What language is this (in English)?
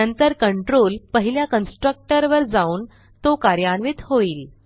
Marathi